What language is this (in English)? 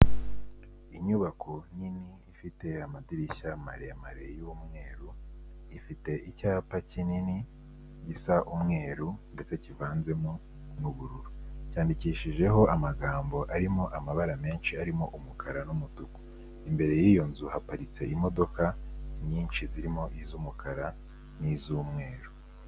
Kinyarwanda